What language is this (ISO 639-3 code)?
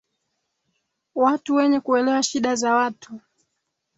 swa